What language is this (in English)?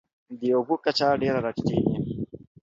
Pashto